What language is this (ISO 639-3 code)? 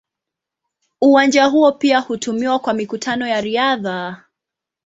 swa